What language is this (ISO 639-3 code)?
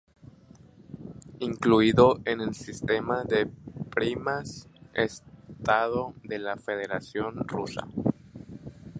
spa